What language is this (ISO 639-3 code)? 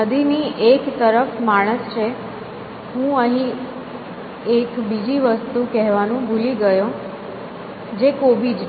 guj